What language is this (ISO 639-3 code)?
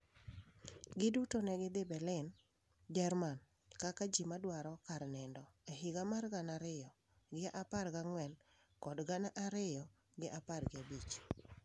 luo